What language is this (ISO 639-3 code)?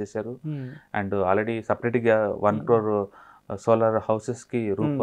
tel